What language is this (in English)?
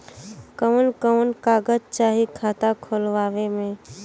Bhojpuri